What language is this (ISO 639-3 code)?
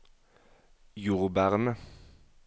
nor